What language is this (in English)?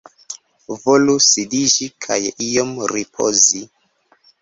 Esperanto